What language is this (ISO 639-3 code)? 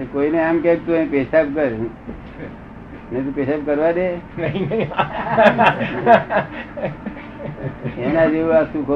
guj